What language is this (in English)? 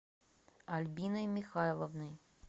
Russian